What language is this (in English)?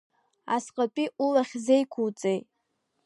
Abkhazian